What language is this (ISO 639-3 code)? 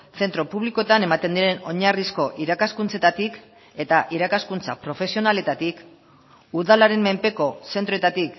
eus